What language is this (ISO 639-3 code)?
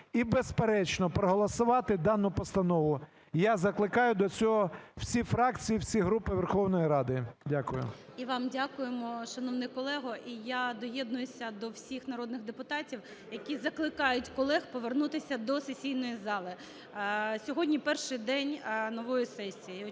ukr